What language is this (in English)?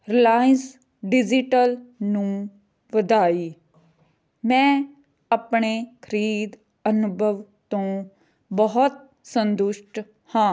Punjabi